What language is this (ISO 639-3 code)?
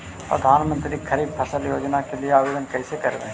mag